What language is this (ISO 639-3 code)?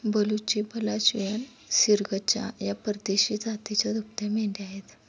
mar